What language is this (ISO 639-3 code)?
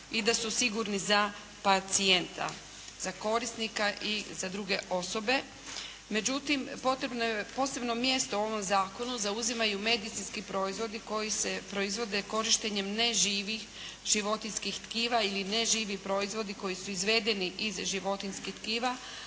hrv